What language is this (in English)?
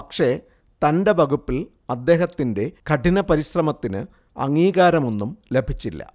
Malayalam